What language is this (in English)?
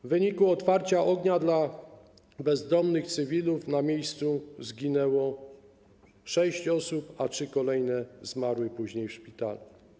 Polish